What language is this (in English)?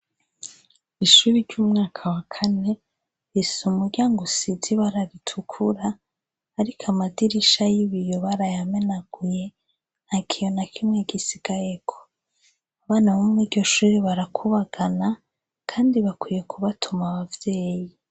Rundi